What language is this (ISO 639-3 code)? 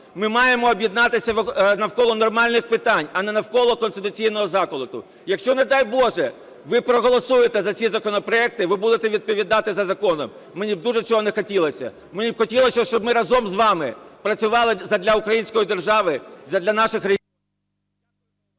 ukr